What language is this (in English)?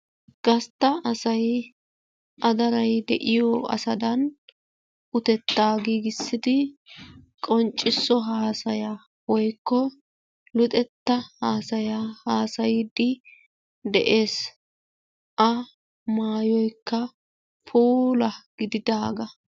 Wolaytta